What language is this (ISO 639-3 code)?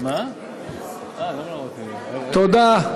heb